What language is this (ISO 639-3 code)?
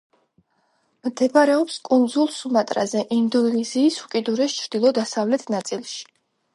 kat